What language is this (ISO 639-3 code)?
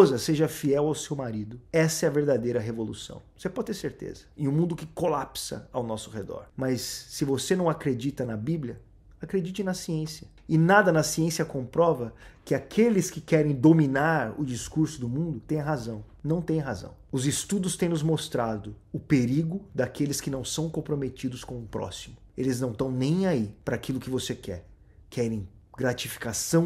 por